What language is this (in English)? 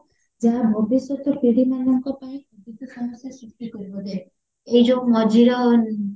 Odia